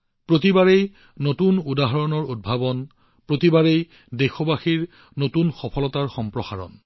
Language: Assamese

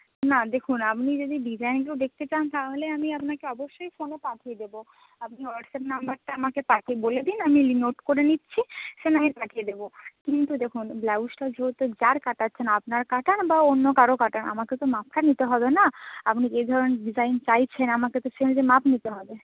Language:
Bangla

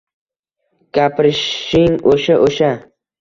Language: Uzbek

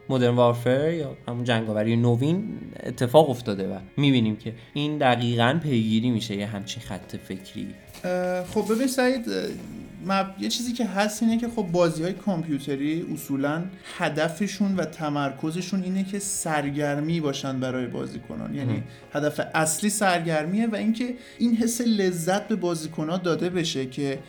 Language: Persian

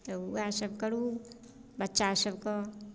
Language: Maithili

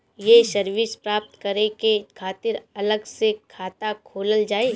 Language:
Bhojpuri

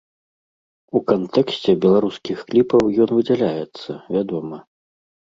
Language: Belarusian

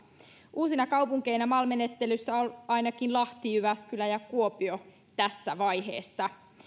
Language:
Finnish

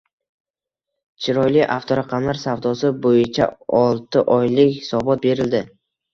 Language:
Uzbek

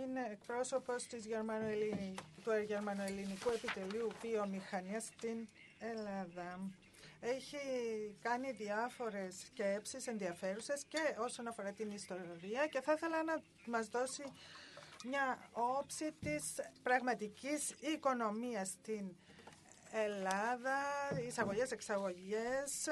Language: Greek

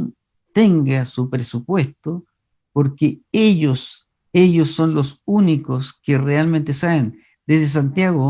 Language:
Spanish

